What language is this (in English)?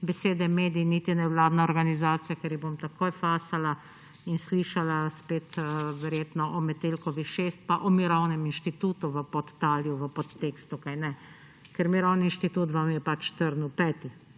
Slovenian